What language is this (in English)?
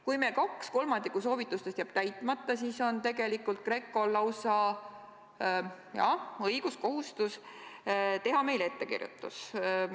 Estonian